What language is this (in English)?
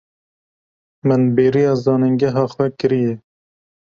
Kurdish